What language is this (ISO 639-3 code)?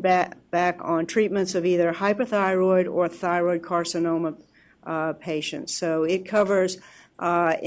eng